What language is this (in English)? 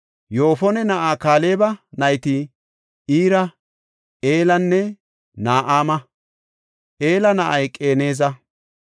Gofa